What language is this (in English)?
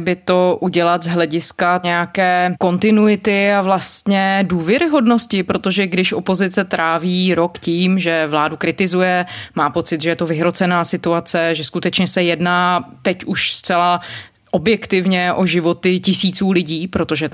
Czech